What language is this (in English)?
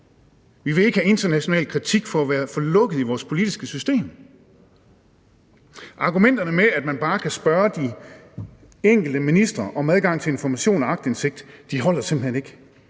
Danish